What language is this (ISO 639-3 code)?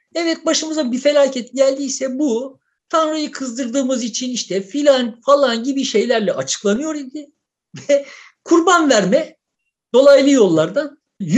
tur